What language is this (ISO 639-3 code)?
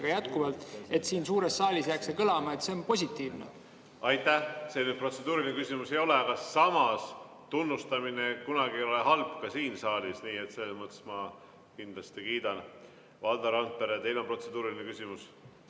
est